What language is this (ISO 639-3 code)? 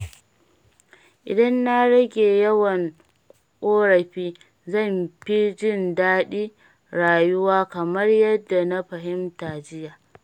hau